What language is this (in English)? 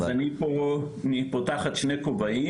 Hebrew